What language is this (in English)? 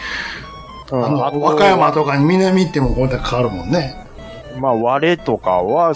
Japanese